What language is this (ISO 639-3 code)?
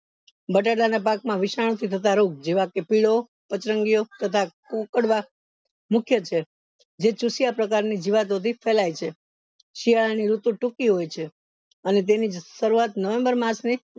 guj